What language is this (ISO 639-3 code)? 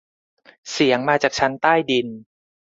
tha